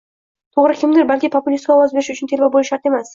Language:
Uzbek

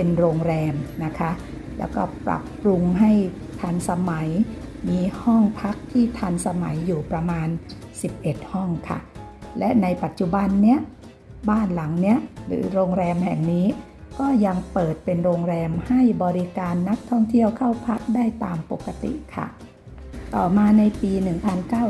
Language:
Thai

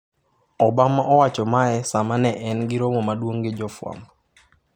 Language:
Luo (Kenya and Tanzania)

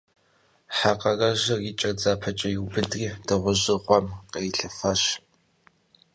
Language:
Kabardian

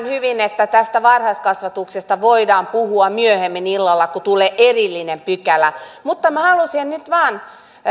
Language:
Finnish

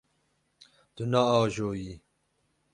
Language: Kurdish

